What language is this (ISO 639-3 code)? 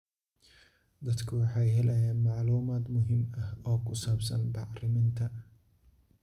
som